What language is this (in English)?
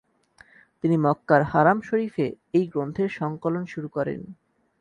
Bangla